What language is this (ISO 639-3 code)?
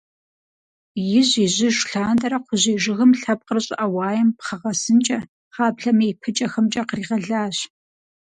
kbd